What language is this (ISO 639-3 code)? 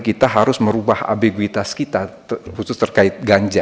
ind